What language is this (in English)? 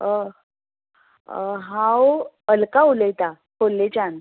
Konkani